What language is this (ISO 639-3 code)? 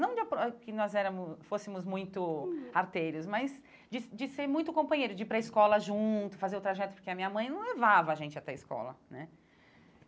por